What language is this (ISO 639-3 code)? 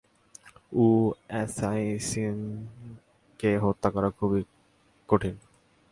ben